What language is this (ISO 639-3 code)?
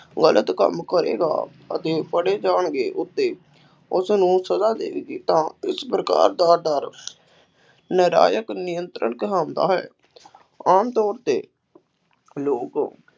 pan